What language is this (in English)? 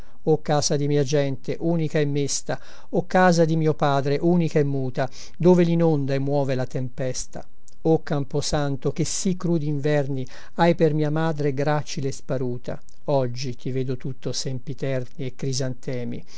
Italian